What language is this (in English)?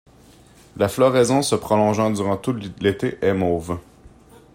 French